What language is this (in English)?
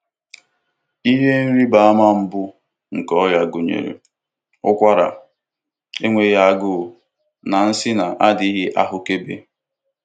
Igbo